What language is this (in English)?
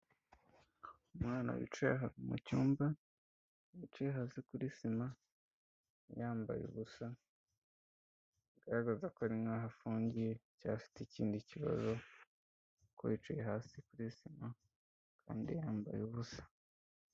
Kinyarwanda